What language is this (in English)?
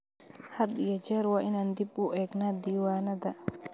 Somali